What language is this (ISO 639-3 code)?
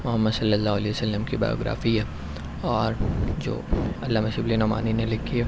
urd